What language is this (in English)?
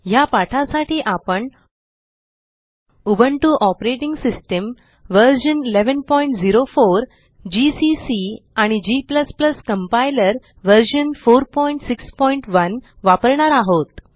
Marathi